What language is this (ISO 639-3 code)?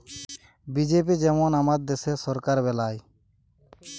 ben